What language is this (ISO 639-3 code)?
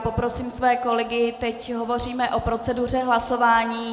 ces